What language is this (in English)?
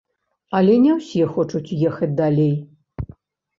Belarusian